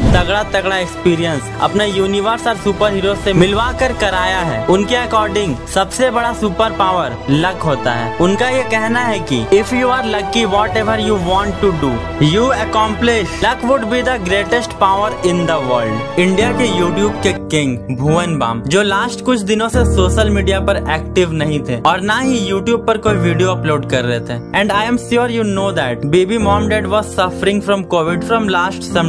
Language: Hindi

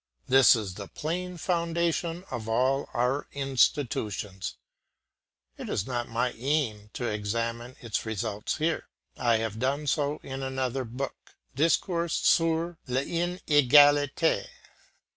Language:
English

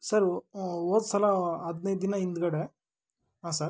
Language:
Kannada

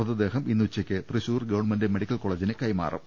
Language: Malayalam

